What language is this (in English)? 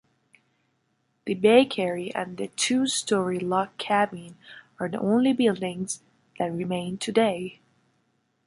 English